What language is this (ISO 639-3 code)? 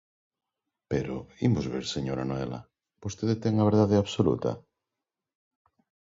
glg